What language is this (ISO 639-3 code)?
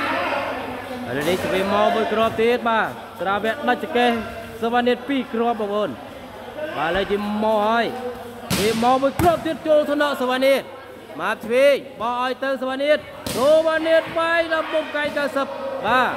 tha